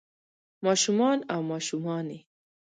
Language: Pashto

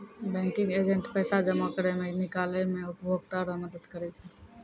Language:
Maithili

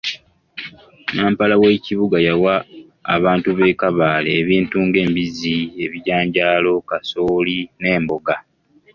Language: Ganda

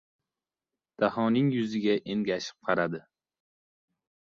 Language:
Uzbek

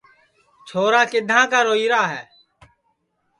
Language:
Sansi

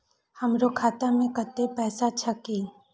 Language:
Maithili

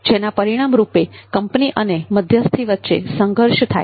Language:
Gujarati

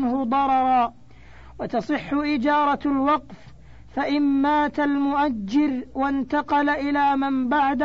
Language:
Arabic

